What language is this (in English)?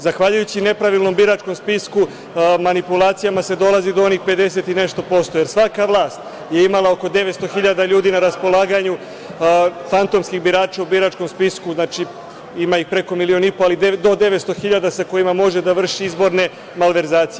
Serbian